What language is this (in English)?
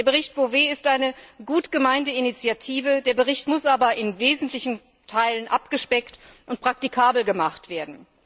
German